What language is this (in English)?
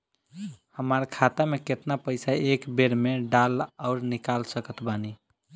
Bhojpuri